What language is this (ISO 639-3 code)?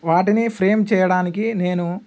tel